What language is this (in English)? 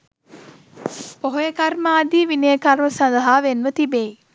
Sinhala